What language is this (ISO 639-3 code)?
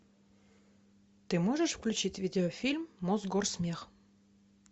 rus